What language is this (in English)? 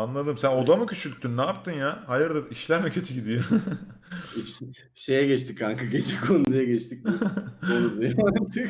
Turkish